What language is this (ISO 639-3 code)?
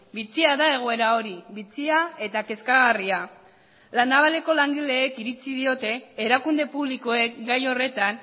eus